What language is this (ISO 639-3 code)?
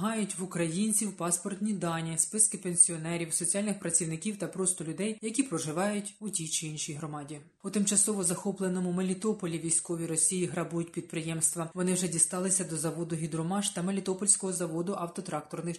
ukr